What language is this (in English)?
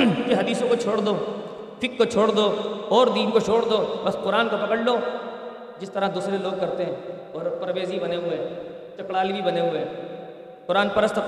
Urdu